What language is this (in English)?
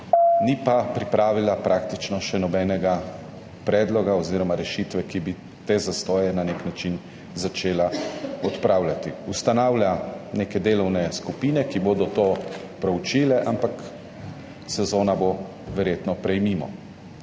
Slovenian